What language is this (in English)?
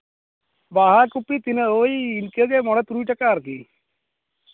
Santali